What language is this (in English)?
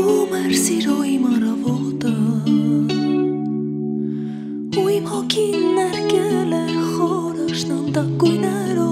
Arabic